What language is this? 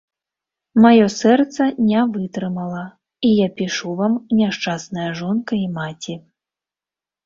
Belarusian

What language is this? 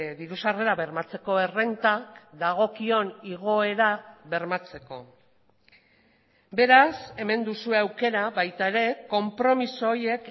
Basque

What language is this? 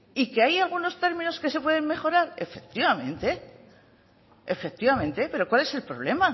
Spanish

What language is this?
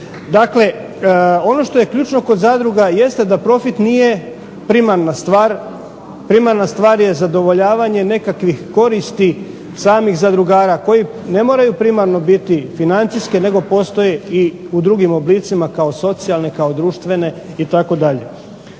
Croatian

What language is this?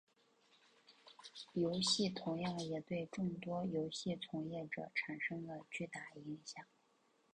Chinese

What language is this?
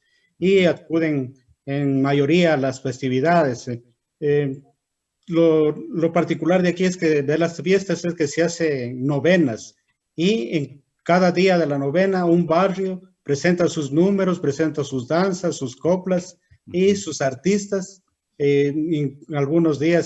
Spanish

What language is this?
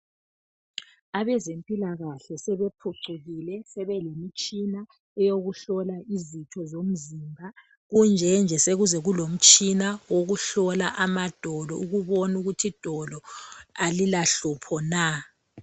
North Ndebele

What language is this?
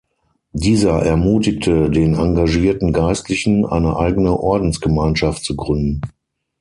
German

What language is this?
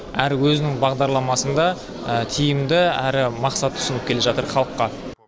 Kazakh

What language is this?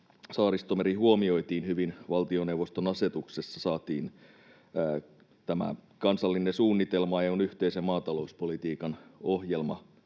Finnish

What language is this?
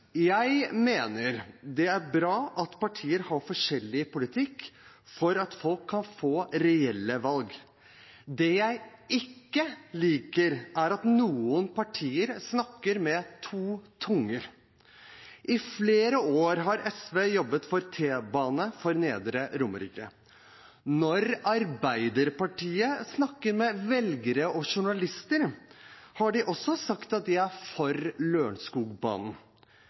Norwegian Bokmål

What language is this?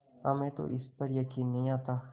Hindi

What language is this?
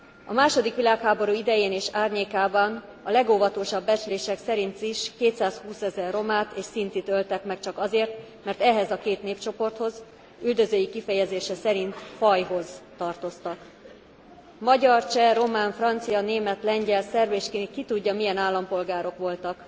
Hungarian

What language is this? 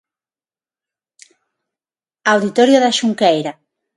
Galician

